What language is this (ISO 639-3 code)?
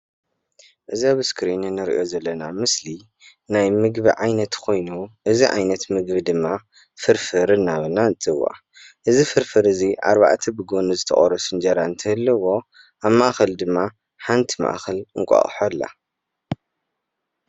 tir